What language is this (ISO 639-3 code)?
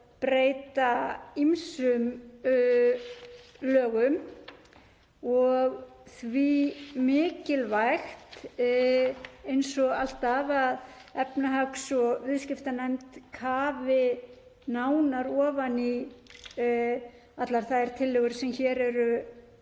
isl